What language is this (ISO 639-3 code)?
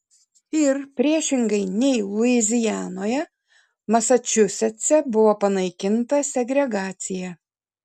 lit